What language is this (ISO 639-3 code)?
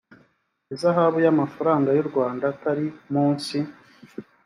kin